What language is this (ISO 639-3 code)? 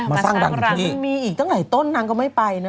tha